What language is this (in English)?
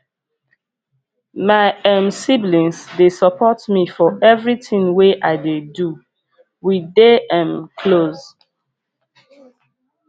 Nigerian Pidgin